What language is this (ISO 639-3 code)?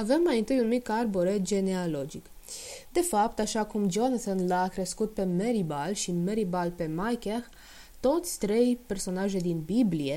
ron